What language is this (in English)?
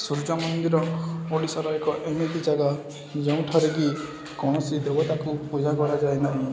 Odia